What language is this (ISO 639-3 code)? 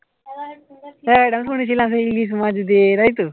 ben